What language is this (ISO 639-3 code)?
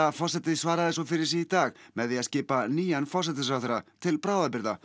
isl